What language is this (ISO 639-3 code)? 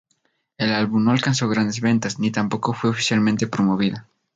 spa